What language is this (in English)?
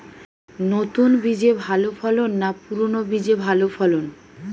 Bangla